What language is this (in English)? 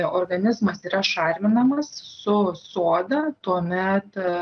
Lithuanian